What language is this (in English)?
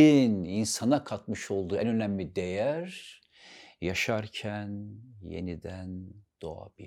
Turkish